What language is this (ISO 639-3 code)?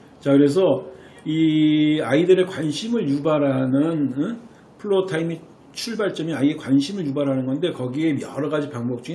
kor